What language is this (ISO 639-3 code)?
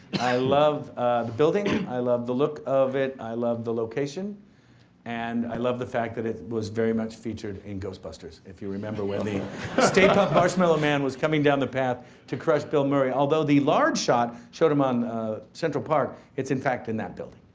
eng